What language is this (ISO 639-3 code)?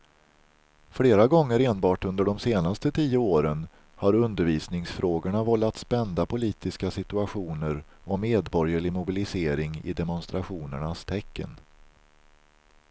swe